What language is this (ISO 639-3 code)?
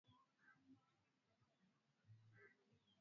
swa